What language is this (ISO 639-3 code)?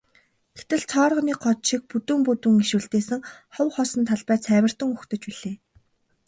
mon